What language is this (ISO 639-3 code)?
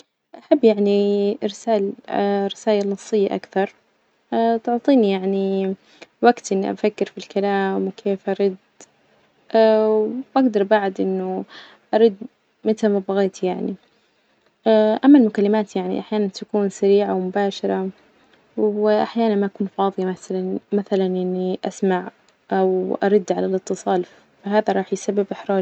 ars